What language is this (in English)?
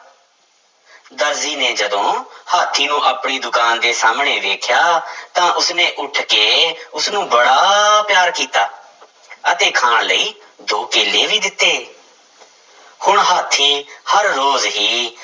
Punjabi